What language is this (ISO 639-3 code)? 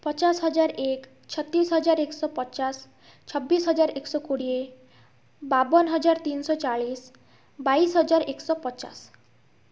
ori